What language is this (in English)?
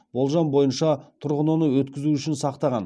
Kazakh